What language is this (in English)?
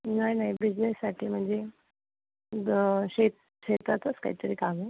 Marathi